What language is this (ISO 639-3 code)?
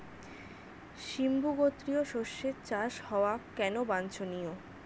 ben